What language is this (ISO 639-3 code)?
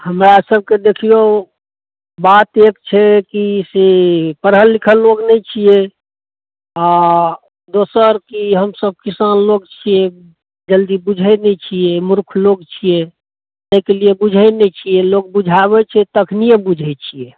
mai